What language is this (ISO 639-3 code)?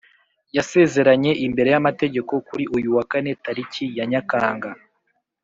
kin